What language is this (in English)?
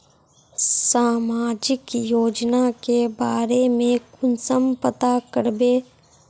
Magahi